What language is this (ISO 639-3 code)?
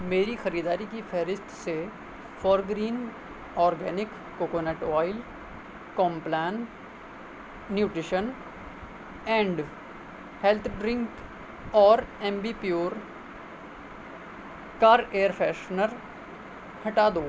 urd